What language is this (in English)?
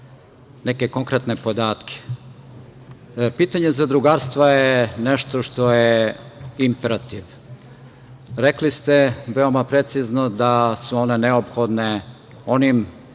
Serbian